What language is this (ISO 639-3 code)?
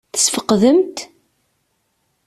kab